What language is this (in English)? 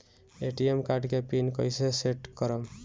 Bhojpuri